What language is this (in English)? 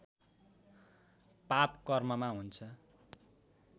Nepali